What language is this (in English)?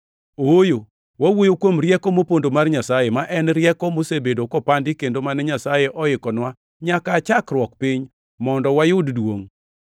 Luo (Kenya and Tanzania)